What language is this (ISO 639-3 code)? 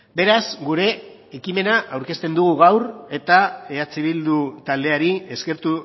eus